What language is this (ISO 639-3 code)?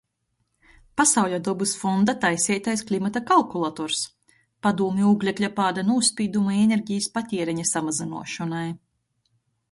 ltg